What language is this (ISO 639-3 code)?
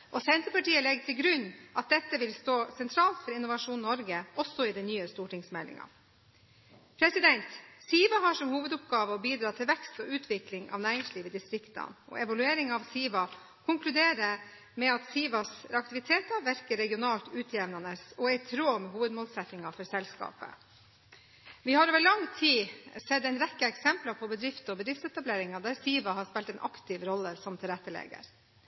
nob